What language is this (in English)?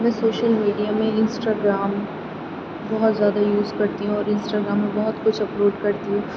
Urdu